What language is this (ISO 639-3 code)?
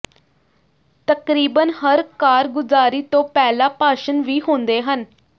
pan